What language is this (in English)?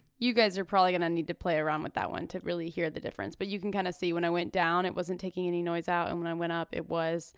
English